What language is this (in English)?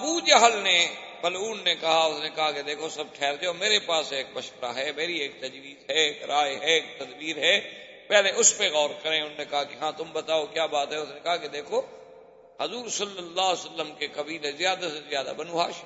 Urdu